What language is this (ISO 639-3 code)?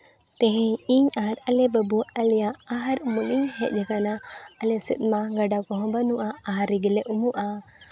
sat